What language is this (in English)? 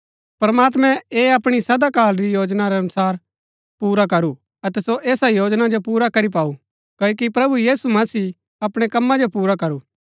Gaddi